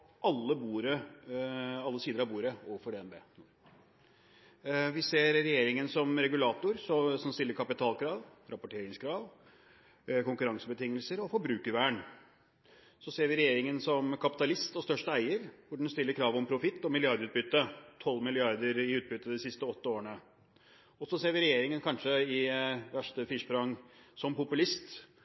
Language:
Norwegian Bokmål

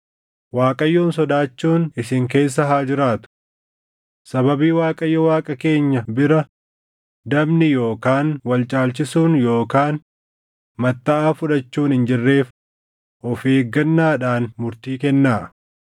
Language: Oromo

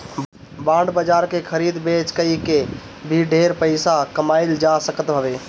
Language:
Bhojpuri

